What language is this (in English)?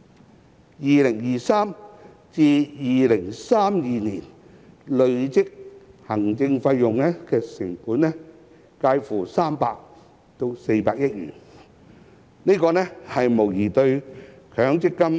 Cantonese